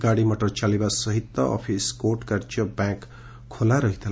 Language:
Odia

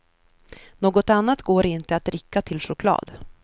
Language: Swedish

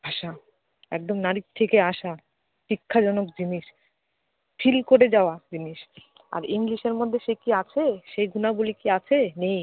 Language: Bangla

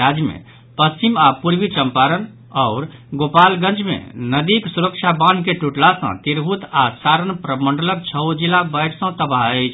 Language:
Maithili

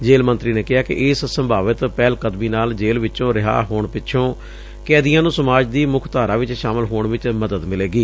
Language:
Punjabi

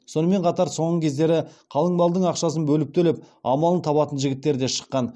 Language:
Kazakh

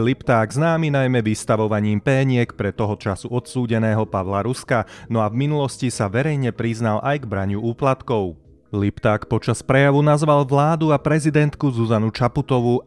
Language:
Slovak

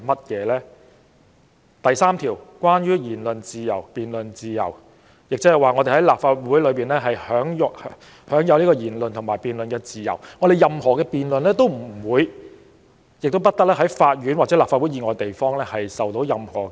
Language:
Cantonese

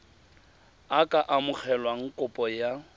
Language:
Tswana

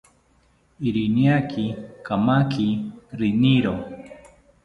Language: South Ucayali Ashéninka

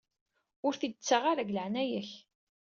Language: Kabyle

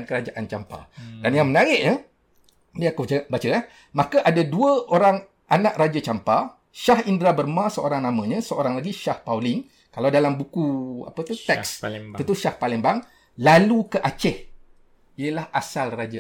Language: Malay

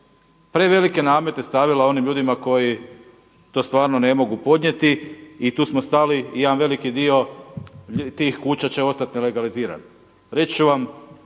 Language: Croatian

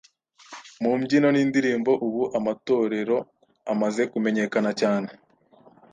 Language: Kinyarwanda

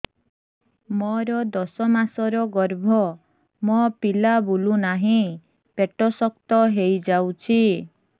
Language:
Odia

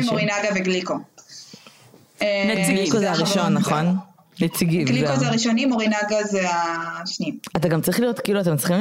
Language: Hebrew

